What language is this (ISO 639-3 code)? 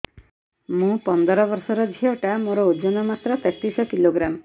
ori